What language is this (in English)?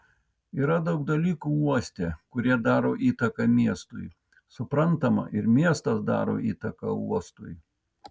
Lithuanian